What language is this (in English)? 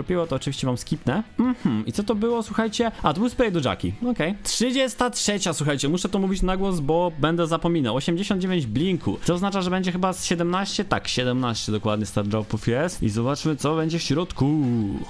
Polish